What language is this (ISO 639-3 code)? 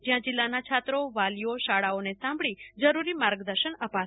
guj